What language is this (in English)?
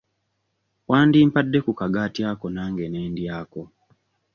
Ganda